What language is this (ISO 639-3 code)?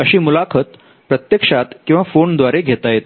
mar